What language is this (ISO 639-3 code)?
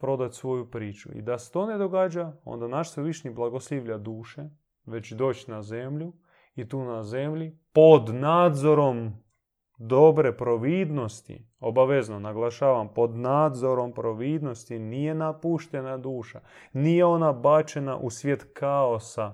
hrv